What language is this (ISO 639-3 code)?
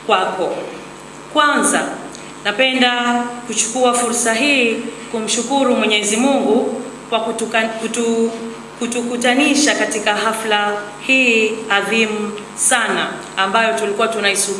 swa